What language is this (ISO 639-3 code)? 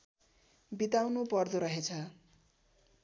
nep